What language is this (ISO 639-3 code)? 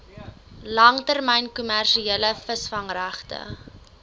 afr